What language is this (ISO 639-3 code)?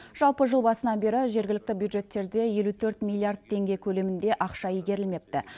kaz